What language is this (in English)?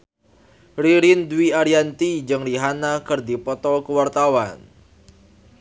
Sundanese